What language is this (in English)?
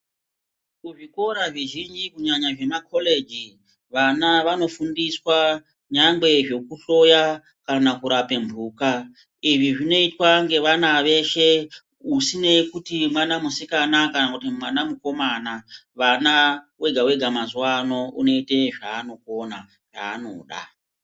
Ndau